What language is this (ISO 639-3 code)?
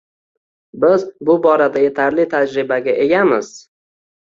uzb